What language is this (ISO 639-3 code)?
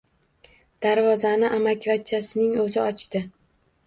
uzb